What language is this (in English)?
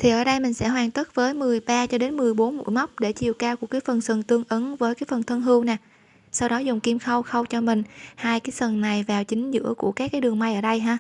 Vietnamese